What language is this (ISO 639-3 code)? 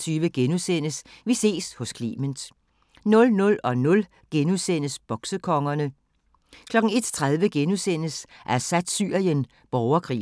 dan